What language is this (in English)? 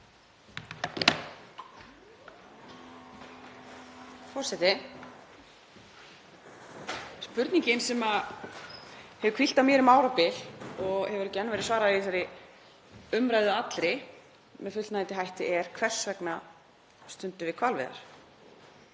Icelandic